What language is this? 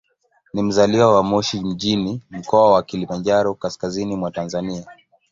Swahili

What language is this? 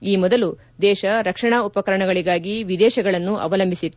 Kannada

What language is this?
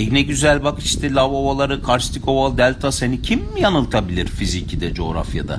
Turkish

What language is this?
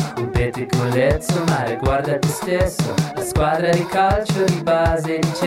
Dutch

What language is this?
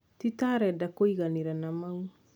Kikuyu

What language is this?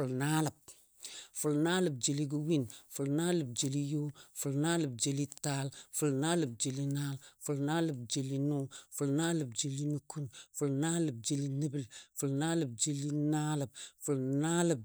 Dadiya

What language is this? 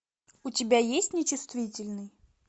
Russian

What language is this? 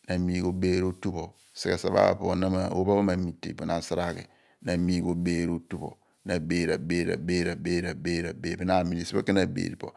Abua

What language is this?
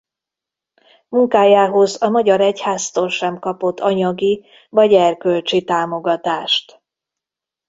Hungarian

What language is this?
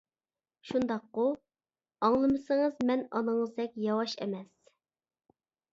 Uyghur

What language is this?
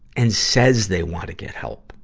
English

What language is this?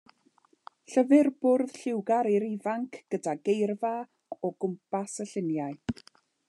Welsh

